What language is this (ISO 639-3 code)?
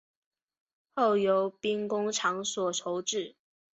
zho